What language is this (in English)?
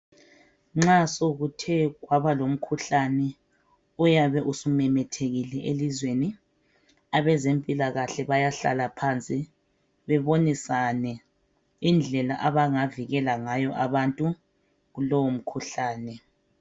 North Ndebele